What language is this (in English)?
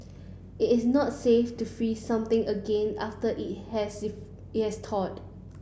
English